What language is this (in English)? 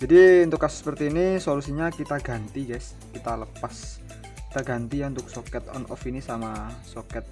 Indonesian